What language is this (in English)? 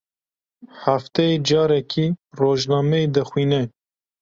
Kurdish